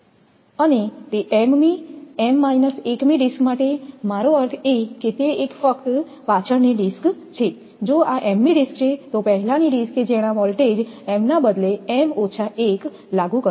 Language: Gujarati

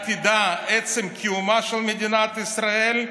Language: Hebrew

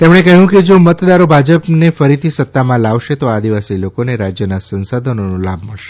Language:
Gujarati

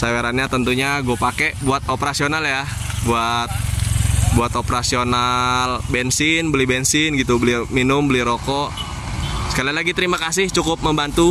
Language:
Indonesian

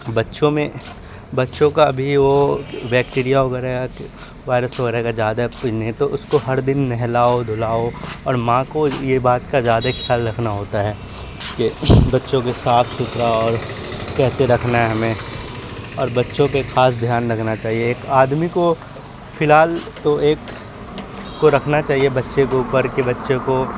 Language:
Urdu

